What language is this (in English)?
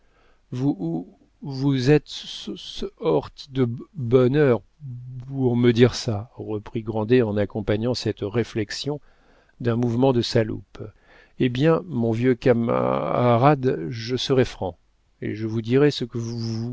French